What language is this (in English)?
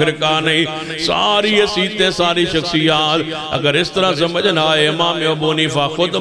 Arabic